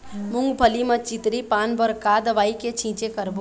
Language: Chhattisgarhi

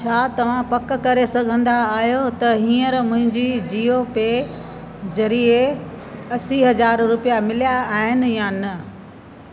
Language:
Sindhi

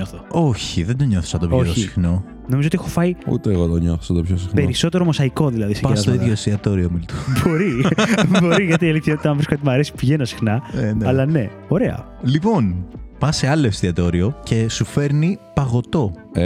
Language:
Greek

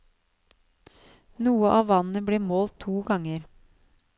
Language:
Norwegian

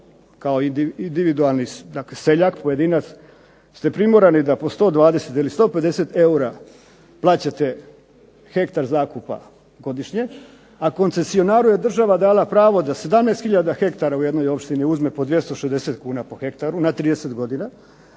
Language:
Croatian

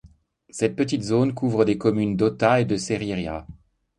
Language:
French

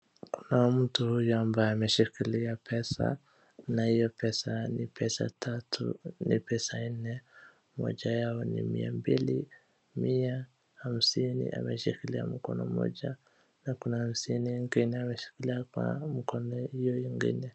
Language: Swahili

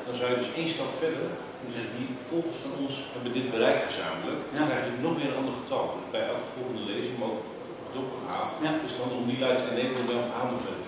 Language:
Dutch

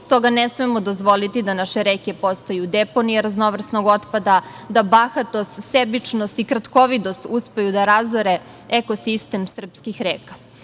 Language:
Serbian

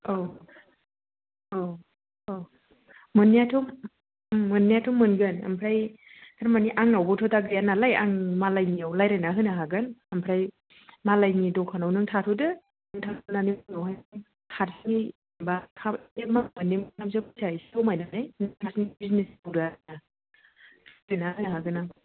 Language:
Bodo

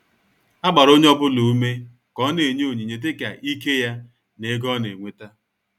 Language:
Igbo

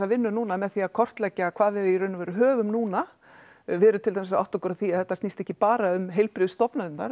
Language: Icelandic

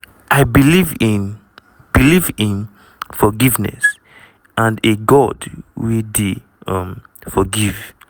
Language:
Nigerian Pidgin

